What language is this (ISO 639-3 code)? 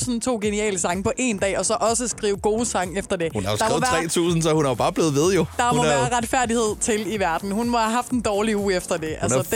dan